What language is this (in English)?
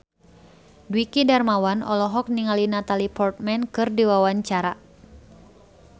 Sundanese